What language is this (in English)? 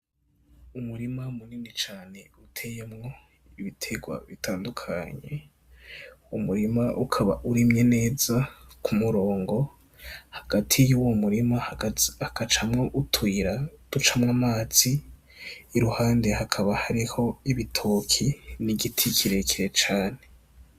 Rundi